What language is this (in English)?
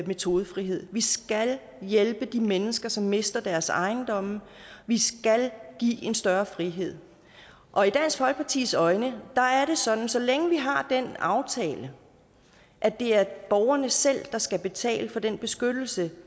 Danish